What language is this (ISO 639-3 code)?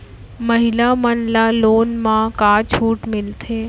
hne